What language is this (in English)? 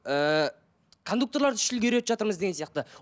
Kazakh